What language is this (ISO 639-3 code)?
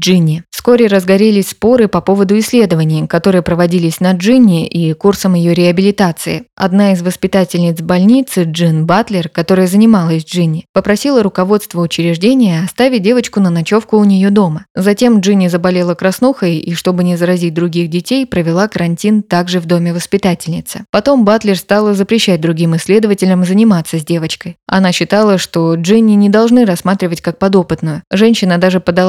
rus